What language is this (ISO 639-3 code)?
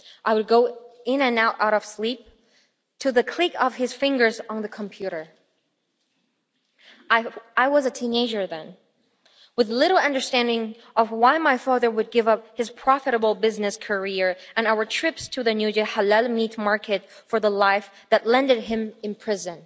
eng